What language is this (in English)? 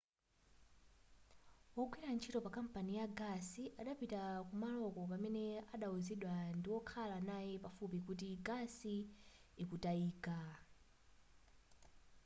Nyanja